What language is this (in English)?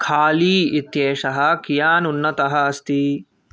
Sanskrit